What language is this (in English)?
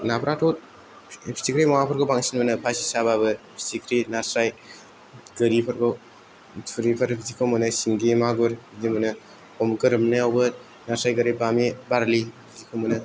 Bodo